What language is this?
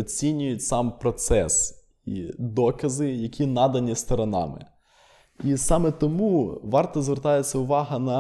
Ukrainian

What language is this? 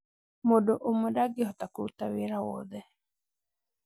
Kikuyu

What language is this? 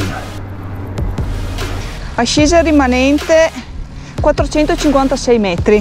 Italian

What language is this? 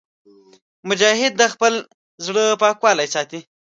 Pashto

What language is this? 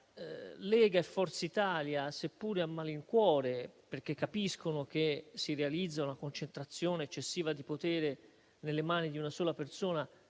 Italian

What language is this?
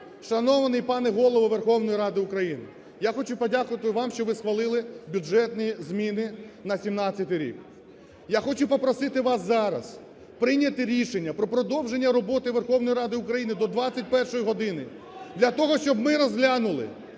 Ukrainian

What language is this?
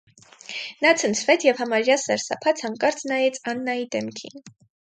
Armenian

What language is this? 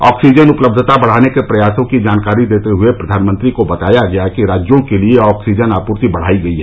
Hindi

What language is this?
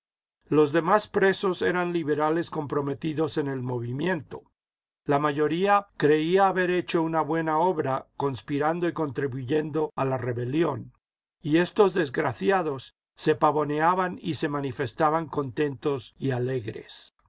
Spanish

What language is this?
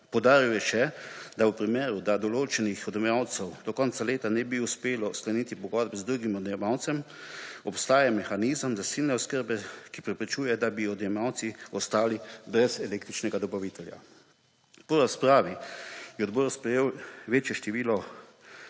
Slovenian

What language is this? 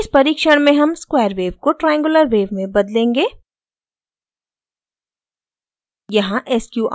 Hindi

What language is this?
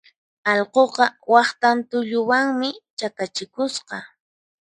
Puno Quechua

